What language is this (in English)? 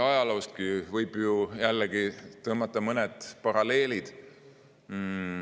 Estonian